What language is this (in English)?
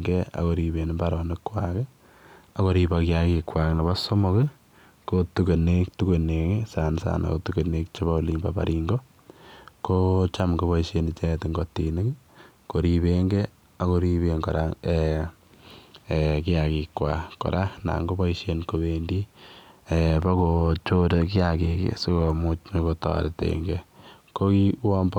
Kalenjin